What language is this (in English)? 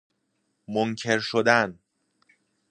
Persian